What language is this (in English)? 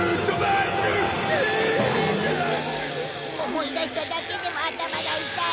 Japanese